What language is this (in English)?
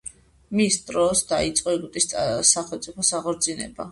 Georgian